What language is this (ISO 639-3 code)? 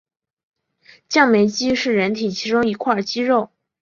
zho